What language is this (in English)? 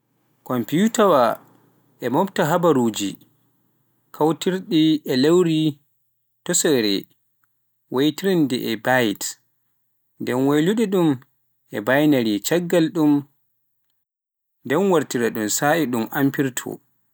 Pular